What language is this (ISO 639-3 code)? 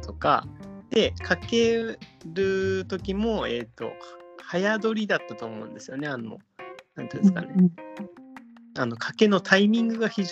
jpn